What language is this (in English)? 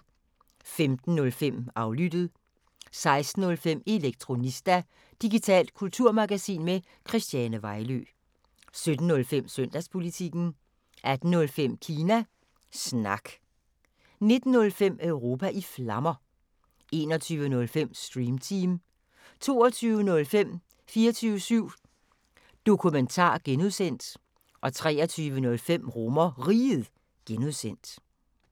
Danish